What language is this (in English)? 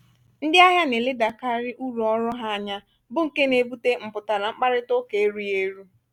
Igbo